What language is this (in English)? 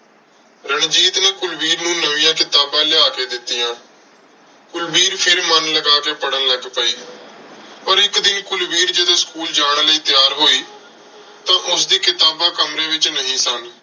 Punjabi